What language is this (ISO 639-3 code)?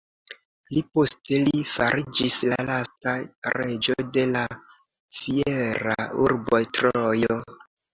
epo